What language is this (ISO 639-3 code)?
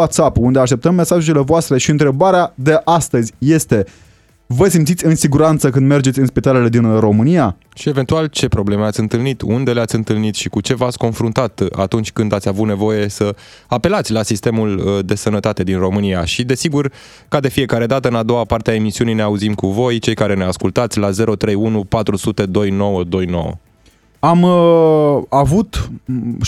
ron